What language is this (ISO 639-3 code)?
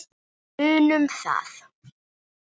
isl